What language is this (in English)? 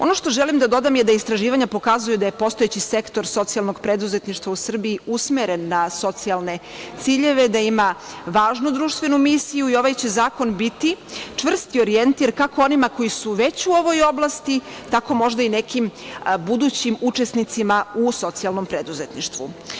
Serbian